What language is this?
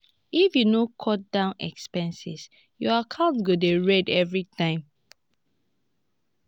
Nigerian Pidgin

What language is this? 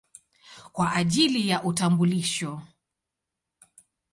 Swahili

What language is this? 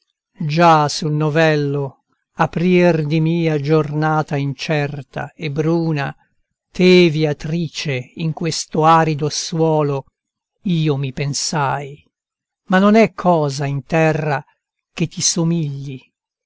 Italian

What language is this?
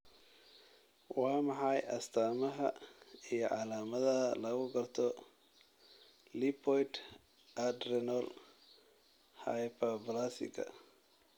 Somali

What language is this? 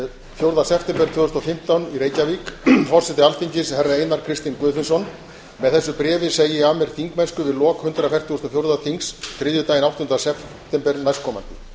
Icelandic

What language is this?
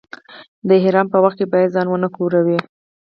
Pashto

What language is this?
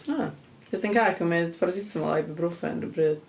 Welsh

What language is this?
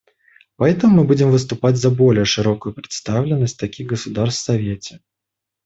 Russian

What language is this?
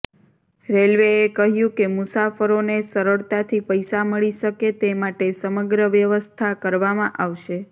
Gujarati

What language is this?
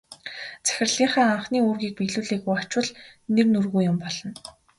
Mongolian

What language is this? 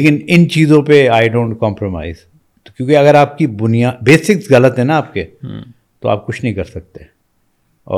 Urdu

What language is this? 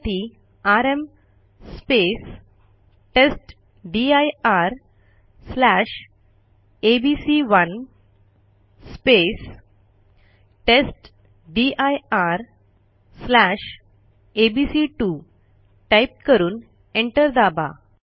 Marathi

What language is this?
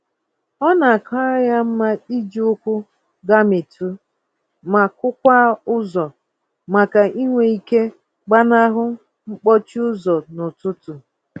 Igbo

